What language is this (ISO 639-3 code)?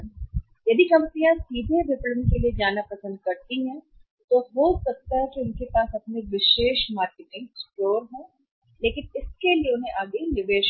hin